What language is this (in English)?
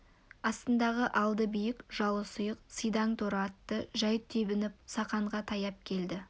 Kazakh